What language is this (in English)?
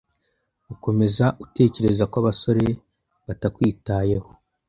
Kinyarwanda